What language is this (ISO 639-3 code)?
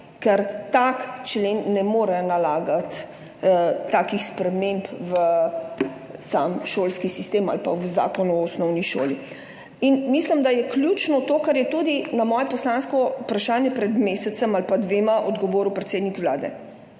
slv